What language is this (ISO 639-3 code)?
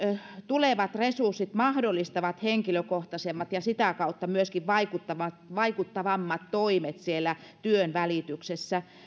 fin